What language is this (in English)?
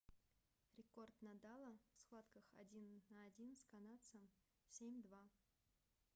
Russian